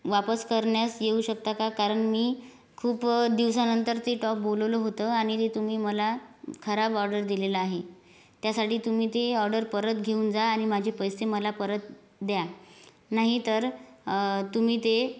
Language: Marathi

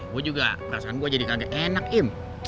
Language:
Indonesian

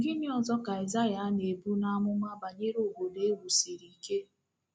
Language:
Igbo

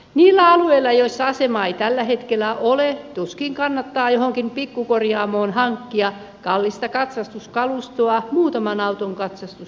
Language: Finnish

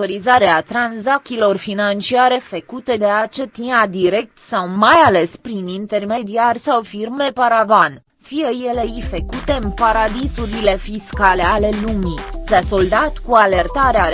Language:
Romanian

